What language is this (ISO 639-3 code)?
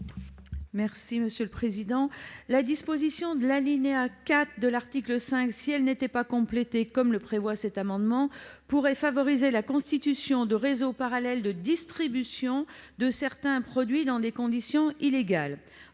fra